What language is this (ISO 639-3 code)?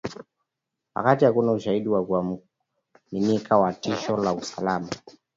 swa